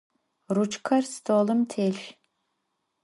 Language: Adyghe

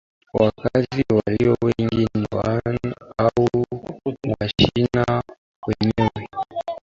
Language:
Swahili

